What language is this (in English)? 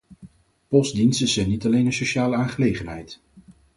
Dutch